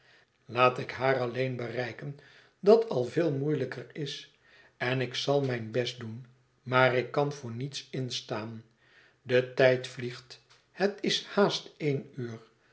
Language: Dutch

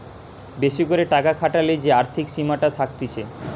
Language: Bangla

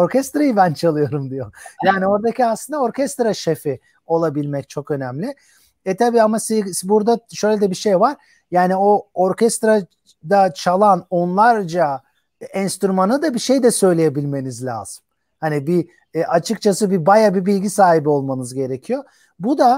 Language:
Turkish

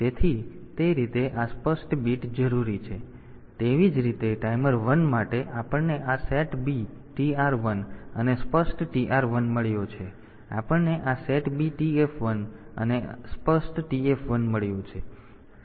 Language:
Gujarati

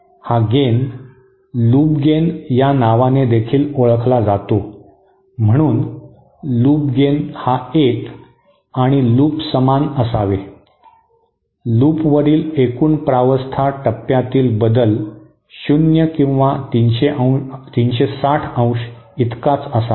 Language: Marathi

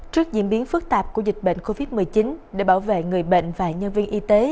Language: Vietnamese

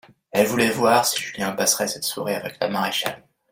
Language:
French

